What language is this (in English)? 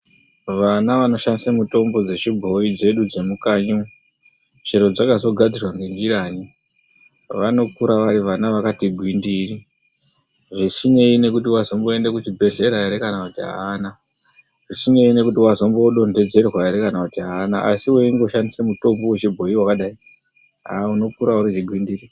Ndau